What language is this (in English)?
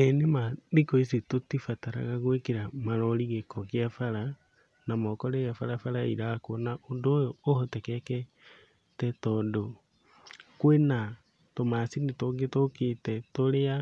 Kikuyu